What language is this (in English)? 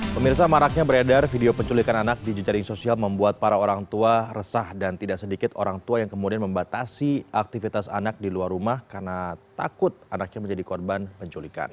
Indonesian